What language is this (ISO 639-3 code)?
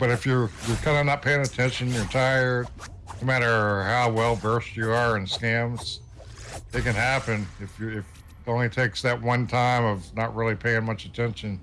eng